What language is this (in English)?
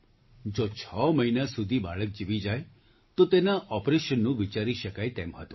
Gujarati